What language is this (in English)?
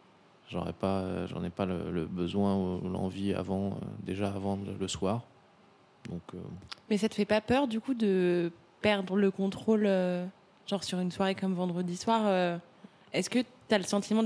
French